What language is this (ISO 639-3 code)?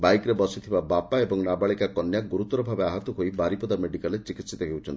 ori